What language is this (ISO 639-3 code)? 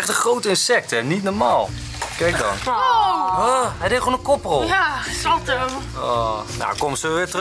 nld